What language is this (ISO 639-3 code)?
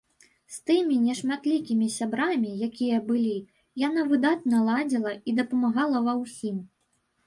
bel